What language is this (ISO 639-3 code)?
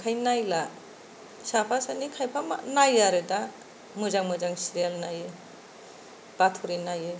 brx